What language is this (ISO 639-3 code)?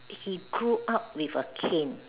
eng